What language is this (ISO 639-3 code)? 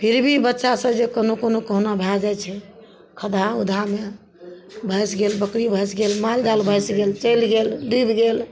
mai